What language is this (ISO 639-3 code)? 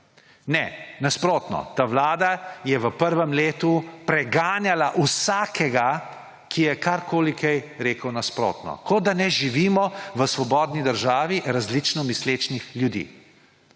slv